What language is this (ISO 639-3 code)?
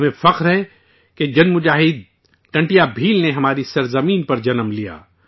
urd